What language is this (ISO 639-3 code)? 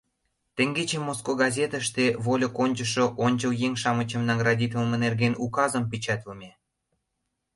chm